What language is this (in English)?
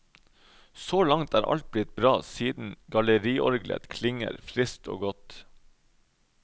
Norwegian